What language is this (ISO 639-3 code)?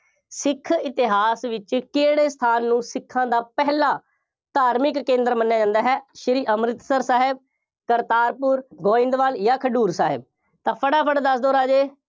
pan